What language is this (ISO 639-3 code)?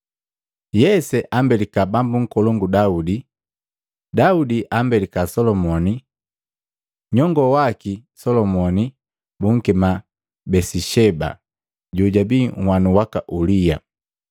mgv